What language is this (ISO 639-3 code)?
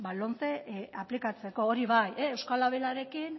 eus